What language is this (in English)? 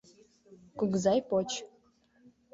Mari